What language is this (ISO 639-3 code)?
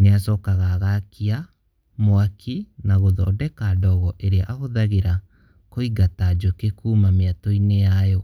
kik